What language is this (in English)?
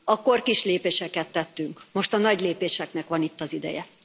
Hungarian